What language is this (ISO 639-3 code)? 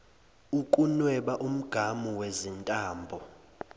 zul